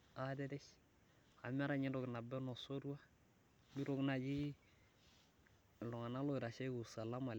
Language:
Masai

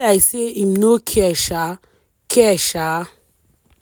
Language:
Nigerian Pidgin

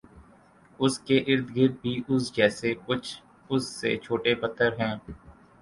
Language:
Urdu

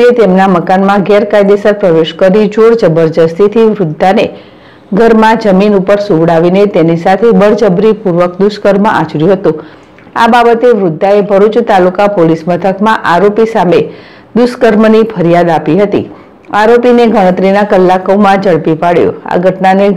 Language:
Gujarati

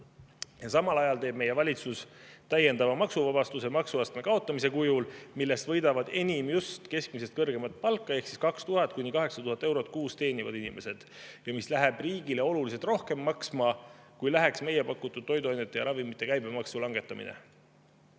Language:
Estonian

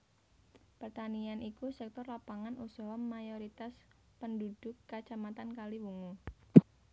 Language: Javanese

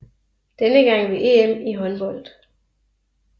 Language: Danish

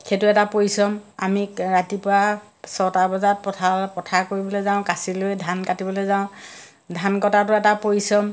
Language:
Assamese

